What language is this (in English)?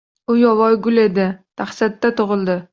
Uzbek